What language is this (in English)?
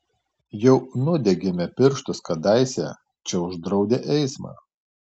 Lithuanian